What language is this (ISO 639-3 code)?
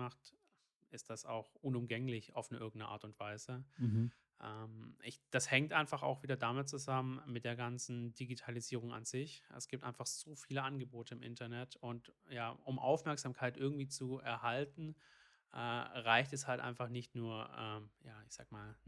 deu